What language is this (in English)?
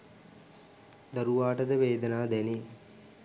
Sinhala